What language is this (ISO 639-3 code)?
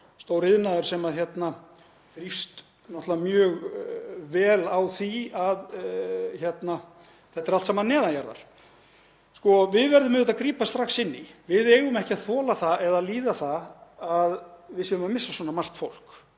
isl